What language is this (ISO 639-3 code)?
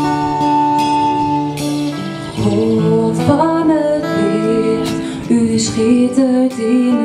kor